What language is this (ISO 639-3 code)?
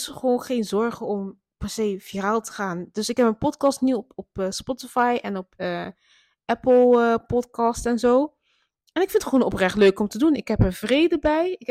nld